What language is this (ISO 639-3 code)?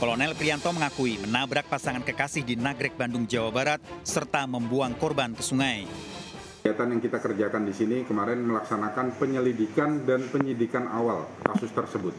ind